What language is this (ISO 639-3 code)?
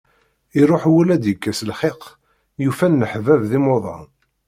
kab